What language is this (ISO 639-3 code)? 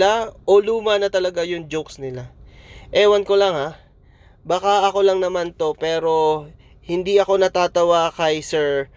fil